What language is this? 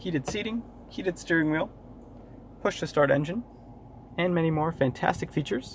English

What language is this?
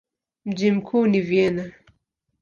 Swahili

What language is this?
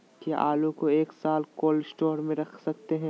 Magahi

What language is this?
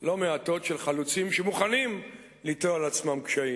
Hebrew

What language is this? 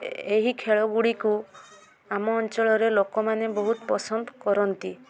Odia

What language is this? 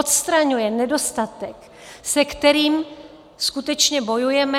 Czech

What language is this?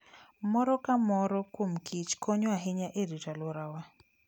Luo (Kenya and Tanzania)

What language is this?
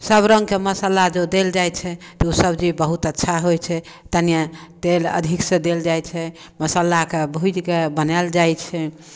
Maithili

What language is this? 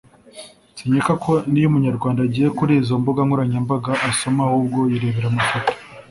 Kinyarwanda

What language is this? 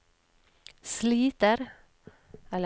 Norwegian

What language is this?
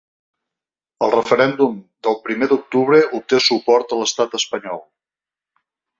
Catalan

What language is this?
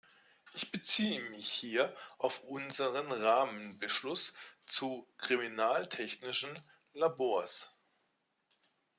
German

